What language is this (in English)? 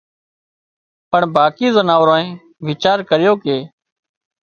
Wadiyara Koli